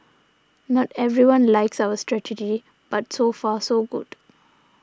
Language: English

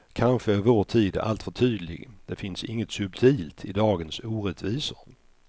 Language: Swedish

